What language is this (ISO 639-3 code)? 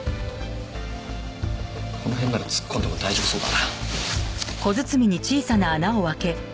jpn